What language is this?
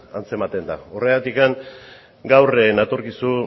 Basque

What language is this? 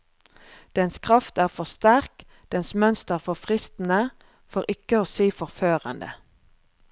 Norwegian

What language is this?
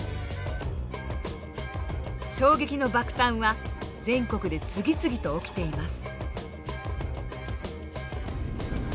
Japanese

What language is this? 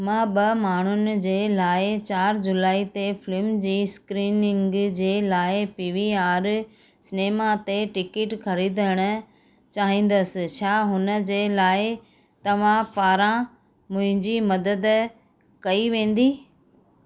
Sindhi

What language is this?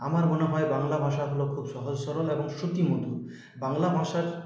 Bangla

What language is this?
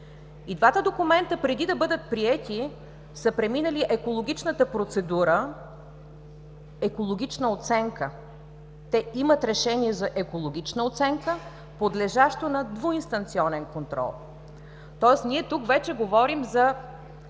Bulgarian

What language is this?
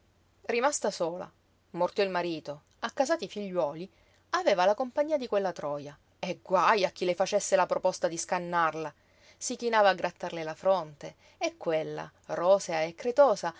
Italian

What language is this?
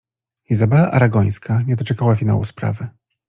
Polish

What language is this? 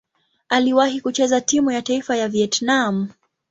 Swahili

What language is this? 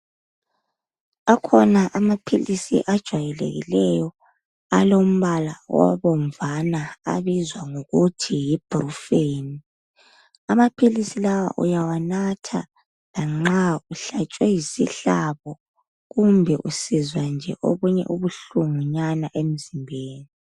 North Ndebele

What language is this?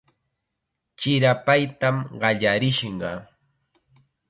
Chiquián Ancash Quechua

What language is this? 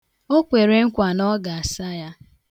Igbo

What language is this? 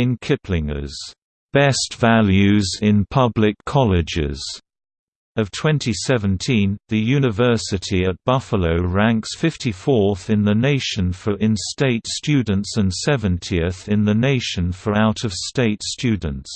English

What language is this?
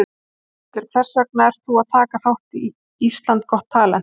Icelandic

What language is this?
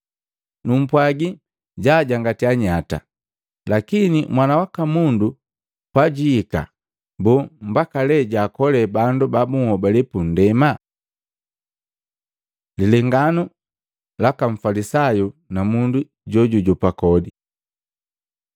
Matengo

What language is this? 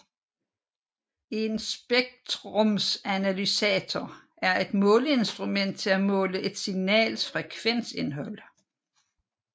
Danish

